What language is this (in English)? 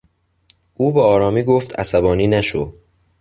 Persian